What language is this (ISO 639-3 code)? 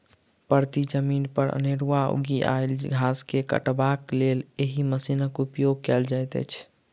mai